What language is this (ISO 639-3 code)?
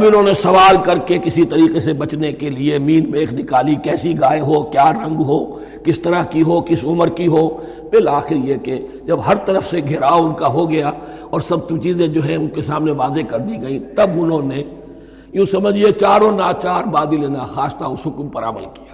urd